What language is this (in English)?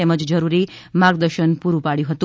Gujarati